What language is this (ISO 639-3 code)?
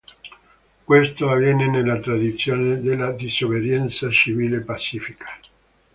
ita